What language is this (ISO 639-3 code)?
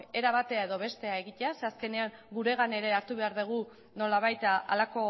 eus